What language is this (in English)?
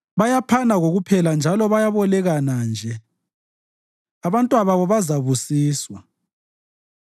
North Ndebele